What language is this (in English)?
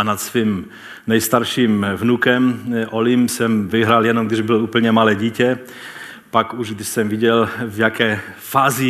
Czech